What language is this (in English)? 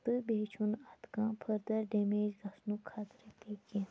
Kashmiri